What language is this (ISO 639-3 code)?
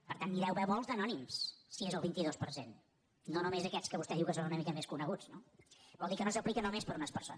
cat